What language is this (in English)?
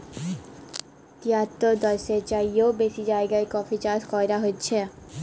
Bangla